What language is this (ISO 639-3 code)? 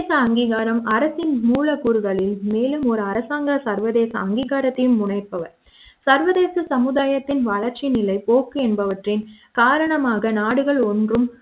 tam